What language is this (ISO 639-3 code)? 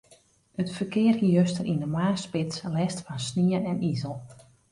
fry